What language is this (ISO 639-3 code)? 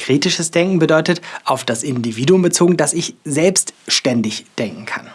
deu